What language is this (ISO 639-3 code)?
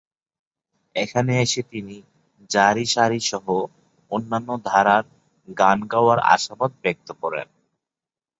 ben